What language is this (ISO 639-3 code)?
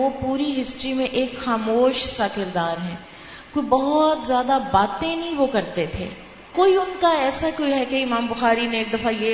urd